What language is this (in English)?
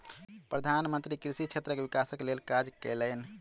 Maithili